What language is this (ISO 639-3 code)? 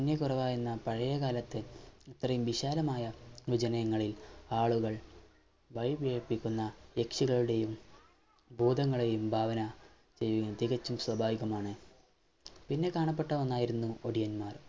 mal